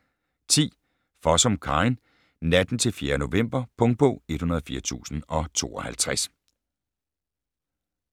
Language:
Danish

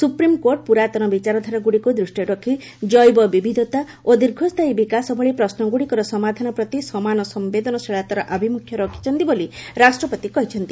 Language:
Odia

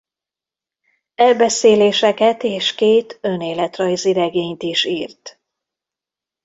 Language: Hungarian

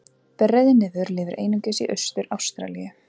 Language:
Icelandic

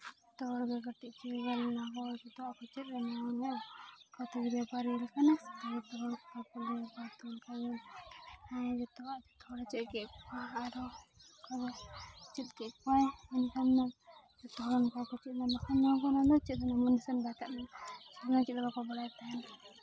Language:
Santali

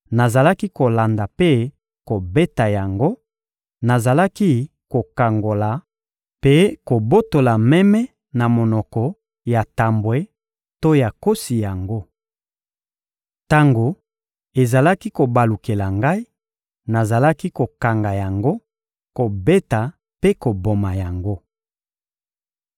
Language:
Lingala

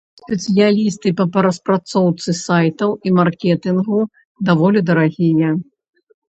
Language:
Belarusian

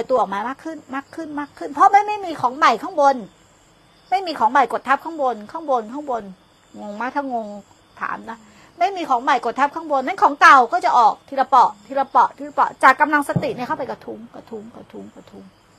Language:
Thai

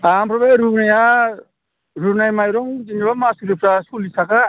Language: Bodo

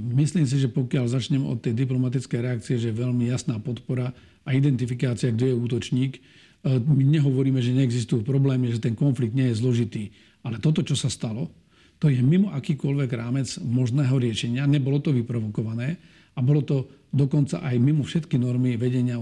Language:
Slovak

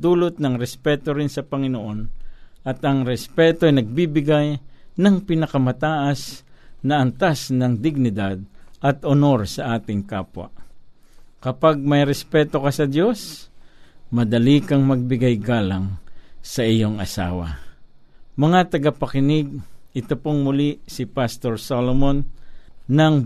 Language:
Filipino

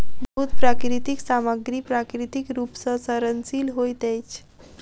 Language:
Maithili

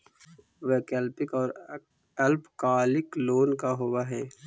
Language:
Magahi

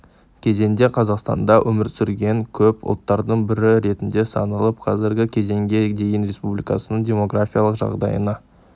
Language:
Kazakh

